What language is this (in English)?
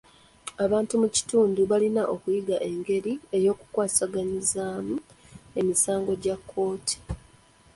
Ganda